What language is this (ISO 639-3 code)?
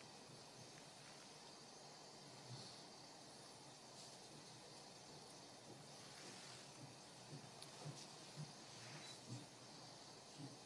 rus